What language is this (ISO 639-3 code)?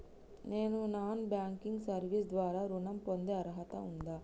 tel